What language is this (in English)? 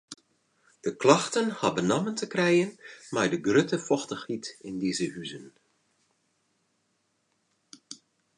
Western Frisian